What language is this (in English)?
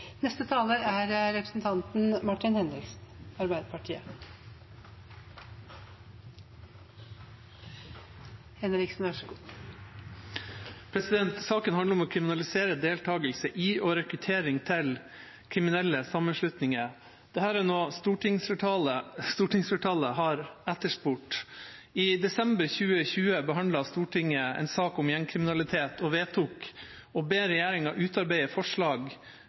Norwegian Bokmål